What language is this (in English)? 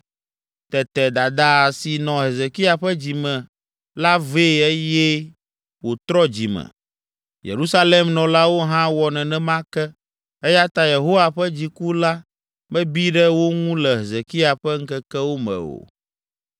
Ewe